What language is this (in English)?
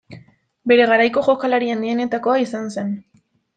Basque